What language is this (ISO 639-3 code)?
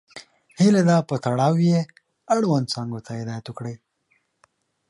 pus